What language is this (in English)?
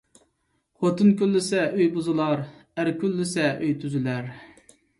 Uyghur